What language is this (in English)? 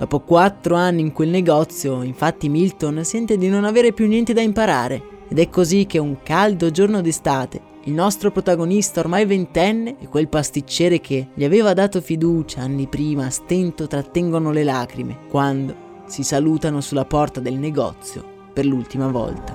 Italian